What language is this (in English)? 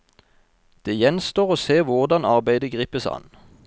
Norwegian